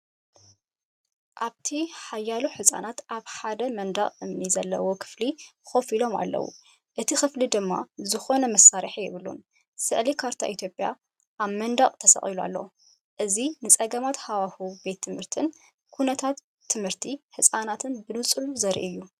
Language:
Tigrinya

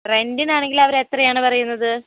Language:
Malayalam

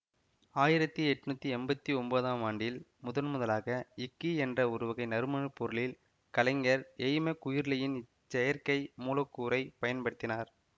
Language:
Tamil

